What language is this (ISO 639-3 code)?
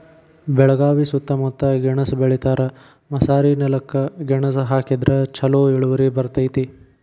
kan